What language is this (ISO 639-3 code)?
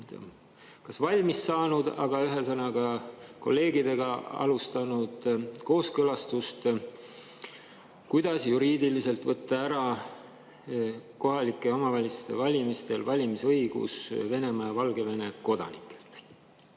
est